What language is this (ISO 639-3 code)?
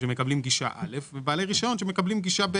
heb